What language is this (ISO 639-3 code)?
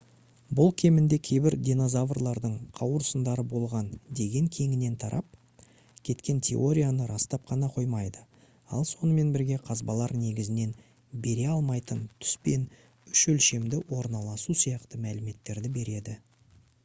kaz